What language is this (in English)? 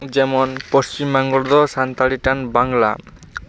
Santali